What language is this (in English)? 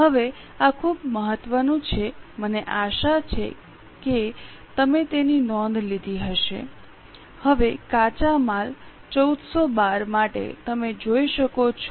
Gujarati